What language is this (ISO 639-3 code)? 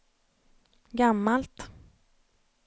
swe